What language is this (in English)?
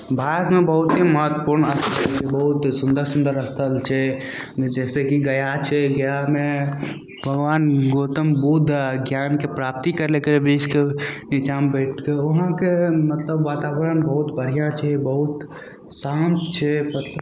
Maithili